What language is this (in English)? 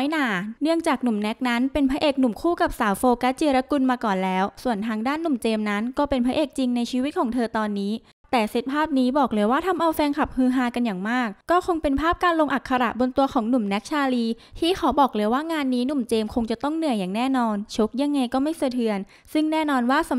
Thai